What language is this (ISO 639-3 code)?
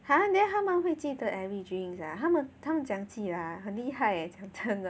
eng